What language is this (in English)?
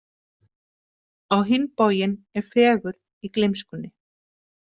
Icelandic